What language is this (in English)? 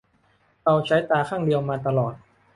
Thai